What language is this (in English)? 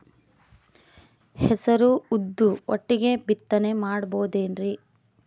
Kannada